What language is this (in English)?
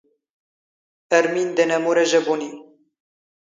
Standard Moroccan Tamazight